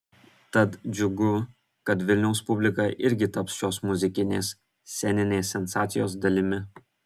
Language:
Lithuanian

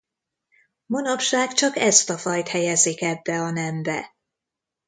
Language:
Hungarian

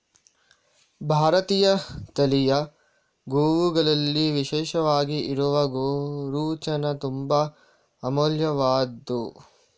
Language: Kannada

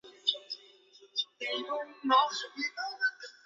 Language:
Chinese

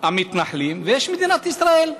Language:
Hebrew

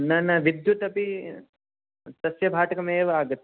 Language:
Sanskrit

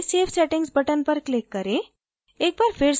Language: Hindi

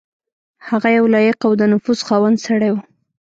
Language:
Pashto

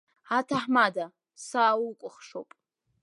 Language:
Abkhazian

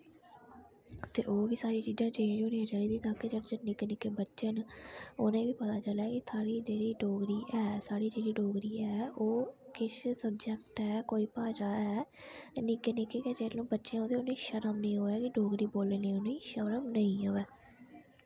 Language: Dogri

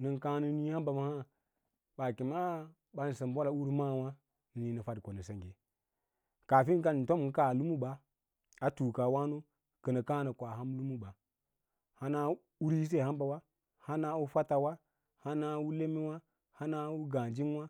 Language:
Lala-Roba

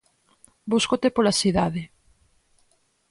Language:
Galician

